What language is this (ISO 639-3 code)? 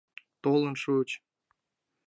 chm